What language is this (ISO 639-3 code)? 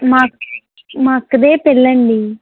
tel